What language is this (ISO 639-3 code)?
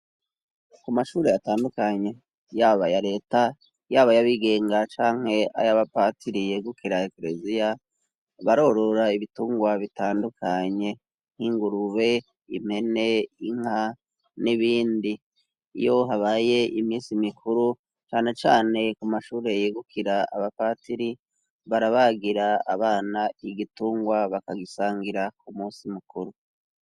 run